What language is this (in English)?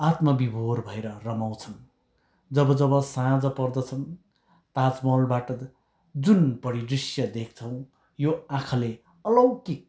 Nepali